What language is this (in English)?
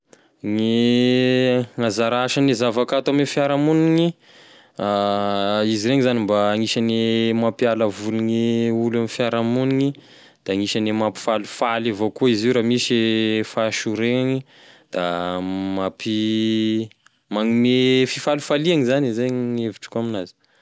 Tesaka Malagasy